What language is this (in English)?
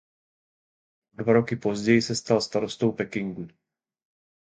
Czech